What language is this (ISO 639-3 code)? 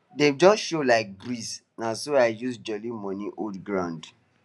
pcm